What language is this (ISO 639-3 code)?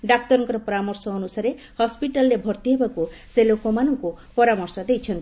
ori